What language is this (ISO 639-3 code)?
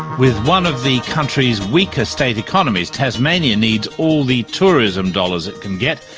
eng